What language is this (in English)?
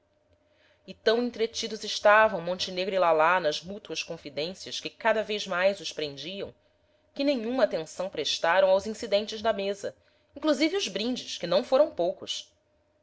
Portuguese